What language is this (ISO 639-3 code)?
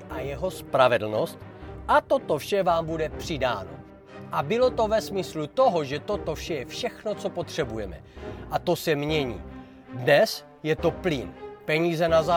ces